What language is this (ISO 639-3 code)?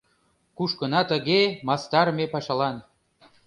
chm